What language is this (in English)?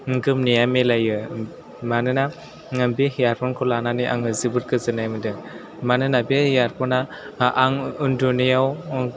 Bodo